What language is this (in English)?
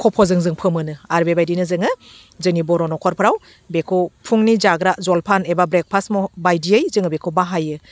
Bodo